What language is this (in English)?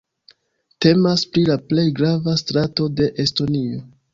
Esperanto